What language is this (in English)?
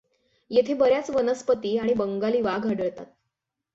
Marathi